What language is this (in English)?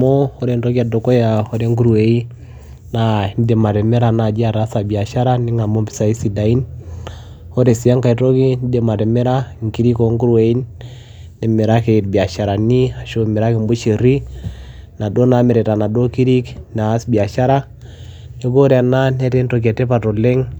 Masai